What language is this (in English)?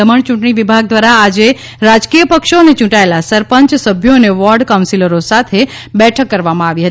Gujarati